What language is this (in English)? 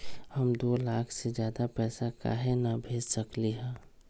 Magahi